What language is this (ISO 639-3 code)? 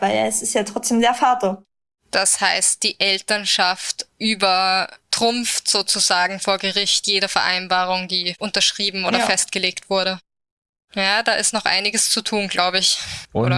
deu